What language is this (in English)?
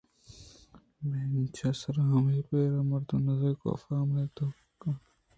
Eastern Balochi